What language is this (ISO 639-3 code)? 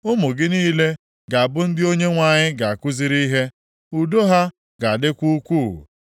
ibo